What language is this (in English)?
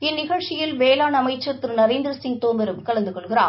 Tamil